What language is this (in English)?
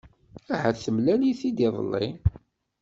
Kabyle